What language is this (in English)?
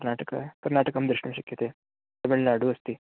Sanskrit